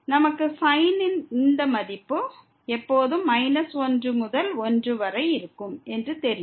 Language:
Tamil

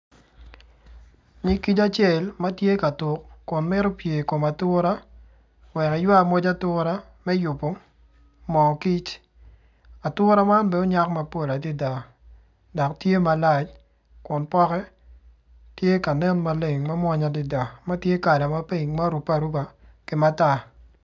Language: Acoli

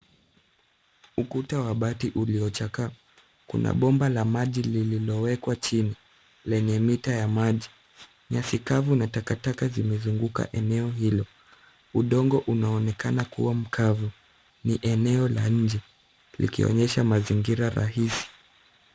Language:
Swahili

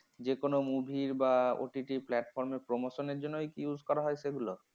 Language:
Bangla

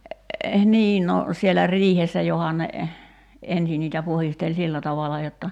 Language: Finnish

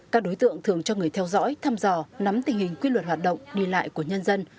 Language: Vietnamese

